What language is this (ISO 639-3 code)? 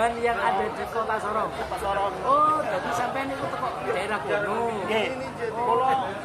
ind